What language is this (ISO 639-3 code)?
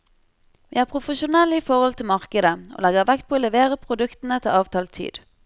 nor